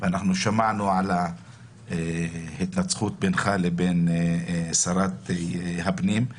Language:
Hebrew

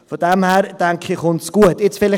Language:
Swiss German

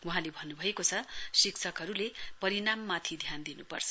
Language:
Nepali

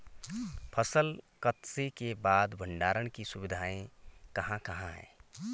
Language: Hindi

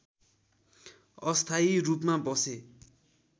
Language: Nepali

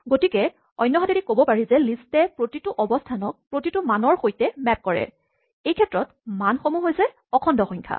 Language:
Assamese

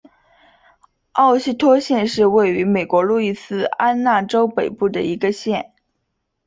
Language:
Chinese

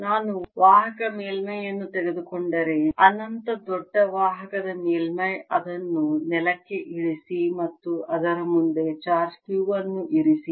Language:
Kannada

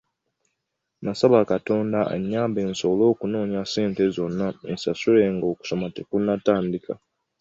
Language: Ganda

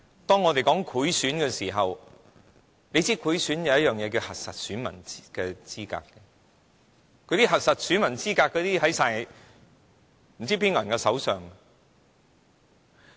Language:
Cantonese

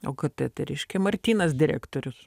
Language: Lithuanian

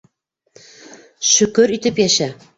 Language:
Bashkir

